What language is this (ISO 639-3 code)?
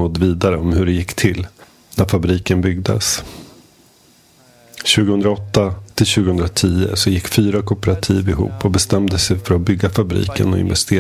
swe